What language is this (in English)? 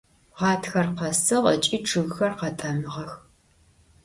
Adyghe